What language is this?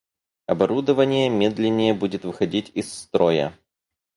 Russian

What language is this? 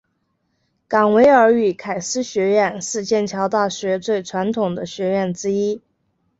Chinese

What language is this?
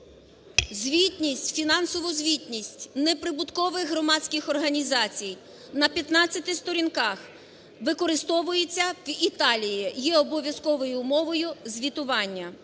Ukrainian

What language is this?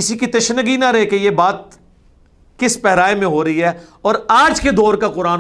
Urdu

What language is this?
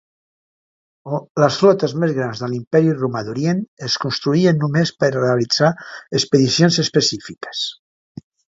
Catalan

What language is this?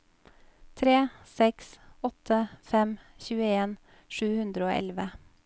Norwegian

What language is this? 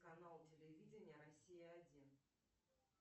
Russian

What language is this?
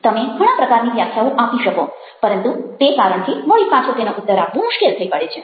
Gujarati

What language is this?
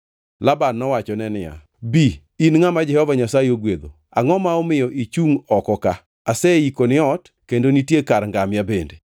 Luo (Kenya and Tanzania)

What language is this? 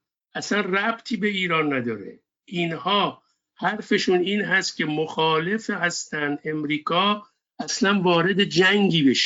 Persian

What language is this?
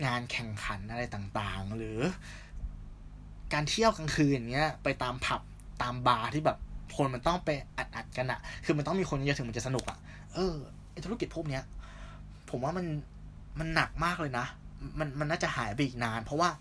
Thai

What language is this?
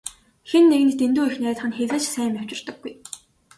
Mongolian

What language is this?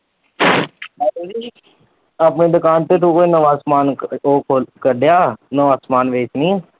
Punjabi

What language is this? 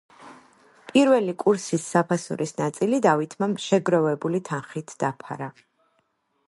Georgian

